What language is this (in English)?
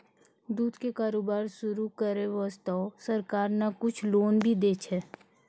Maithili